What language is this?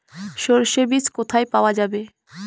Bangla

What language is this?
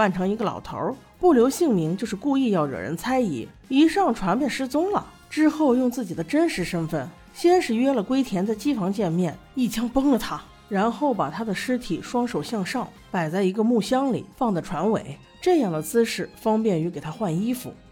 Chinese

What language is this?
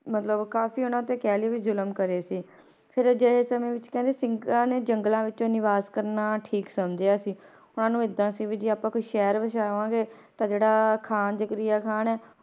Punjabi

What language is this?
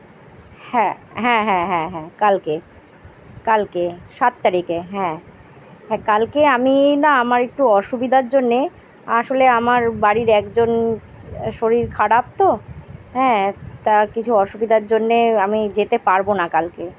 Bangla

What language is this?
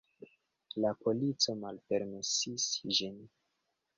Esperanto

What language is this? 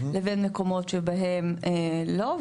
Hebrew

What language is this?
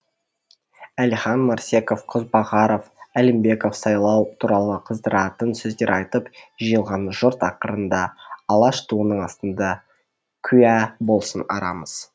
Kazakh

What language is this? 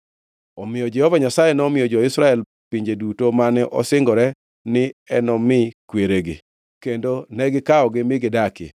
Luo (Kenya and Tanzania)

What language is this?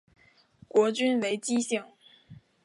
Chinese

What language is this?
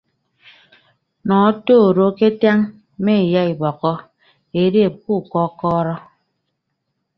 Ibibio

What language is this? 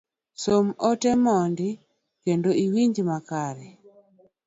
Luo (Kenya and Tanzania)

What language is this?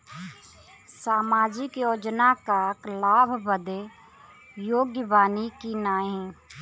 Bhojpuri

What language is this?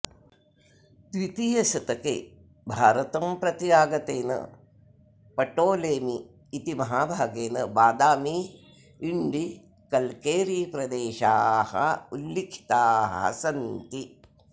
Sanskrit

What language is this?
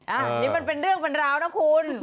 Thai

